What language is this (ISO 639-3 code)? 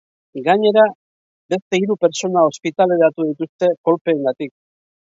eus